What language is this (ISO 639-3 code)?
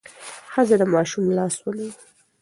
pus